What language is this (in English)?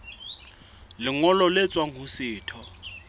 Southern Sotho